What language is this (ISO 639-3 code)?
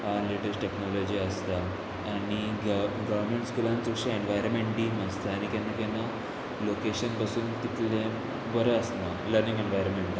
kok